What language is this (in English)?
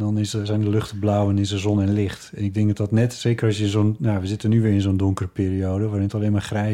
Dutch